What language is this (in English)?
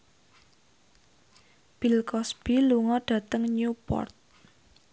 Javanese